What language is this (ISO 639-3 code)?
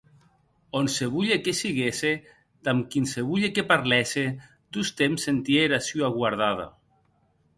oci